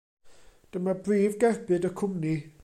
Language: Welsh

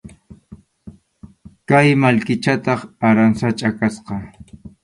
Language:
Arequipa-La Unión Quechua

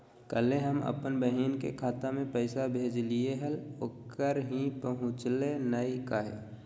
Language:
Magahi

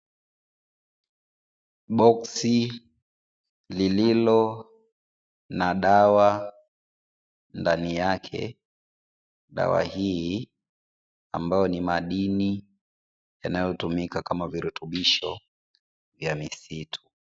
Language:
Swahili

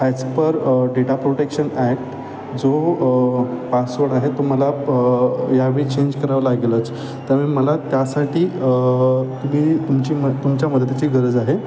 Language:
Marathi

